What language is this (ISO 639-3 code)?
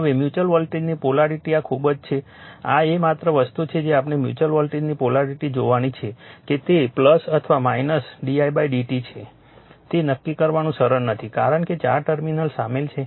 guj